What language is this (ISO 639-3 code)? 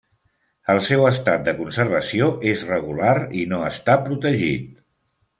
cat